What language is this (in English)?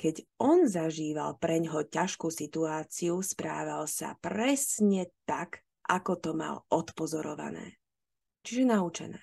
Slovak